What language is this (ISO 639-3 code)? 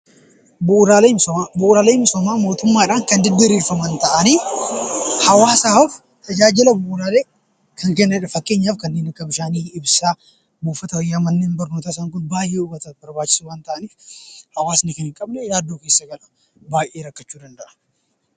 orm